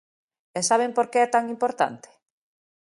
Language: Galician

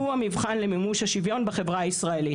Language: Hebrew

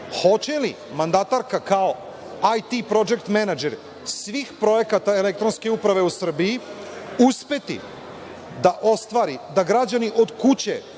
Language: Serbian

